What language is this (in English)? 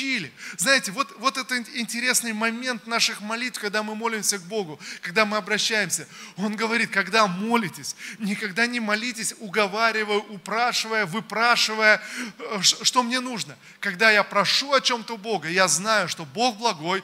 Russian